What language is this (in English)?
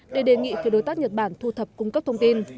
Vietnamese